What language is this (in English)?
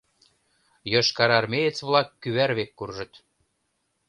Mari